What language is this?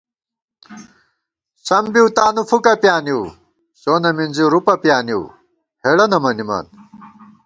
Gawar-Bati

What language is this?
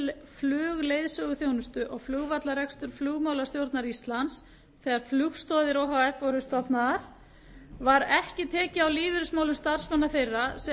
Icelandic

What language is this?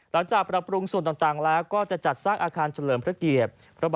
Thai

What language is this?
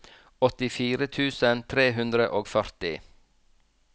Norwegian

